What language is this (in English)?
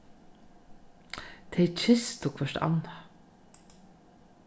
Faroese